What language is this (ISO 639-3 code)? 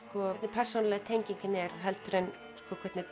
isl